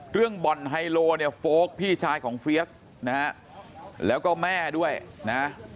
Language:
Thai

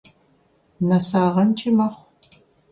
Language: Kabardian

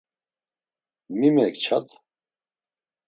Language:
Laz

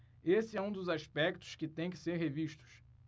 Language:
Portuguese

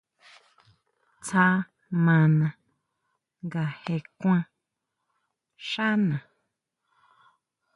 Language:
Huautla Mazatec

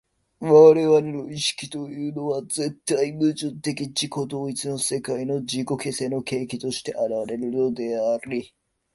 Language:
Japanese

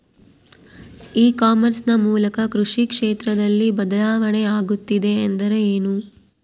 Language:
Kannada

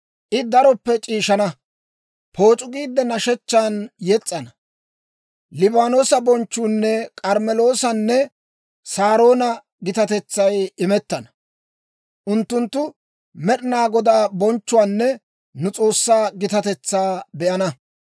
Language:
Dawro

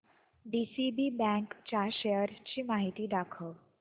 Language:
Marathi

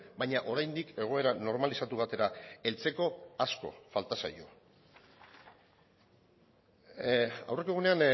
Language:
Basque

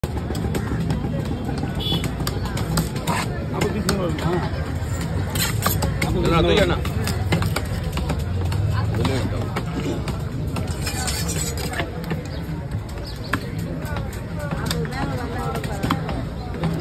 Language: Arabic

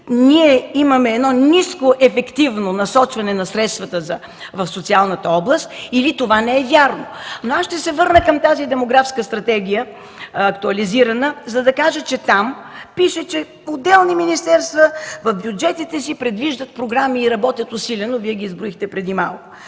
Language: Bulgarian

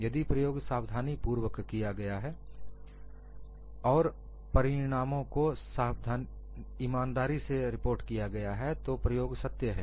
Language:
Hindi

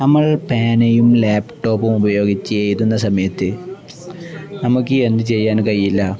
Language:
Malayalam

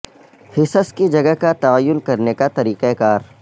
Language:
Urdu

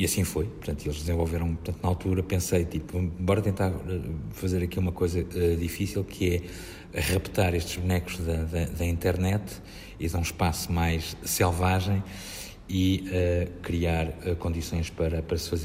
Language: Portuguese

